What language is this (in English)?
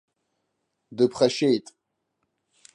Abkhazian